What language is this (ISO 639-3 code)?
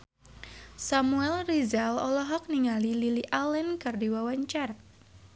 sun